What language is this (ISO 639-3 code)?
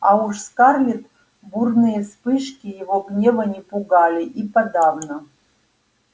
rus